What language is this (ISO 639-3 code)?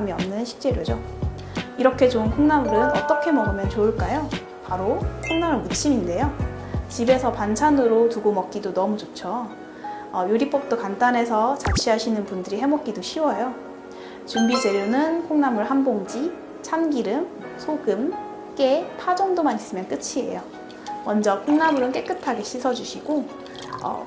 kor